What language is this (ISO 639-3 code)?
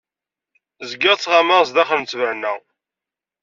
kab